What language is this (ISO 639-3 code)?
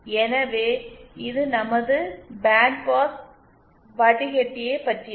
tam